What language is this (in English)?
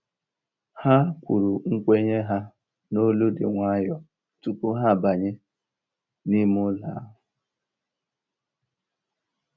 Igbo